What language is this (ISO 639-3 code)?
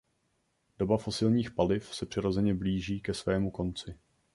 ces